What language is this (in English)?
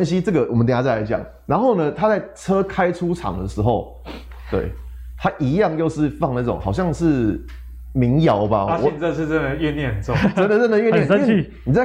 Chinese